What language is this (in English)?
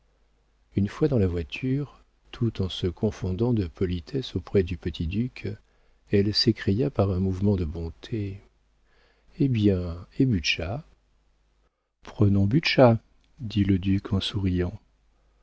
French